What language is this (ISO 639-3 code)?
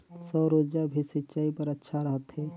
hne